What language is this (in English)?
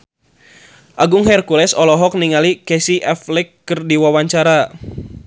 Sundanese